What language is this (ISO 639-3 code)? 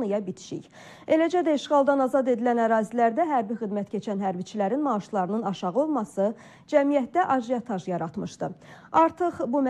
tur